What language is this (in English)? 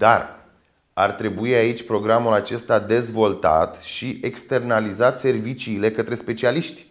Romanian